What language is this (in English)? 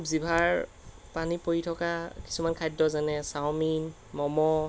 Assamese